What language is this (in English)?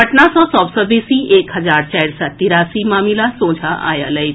Maithili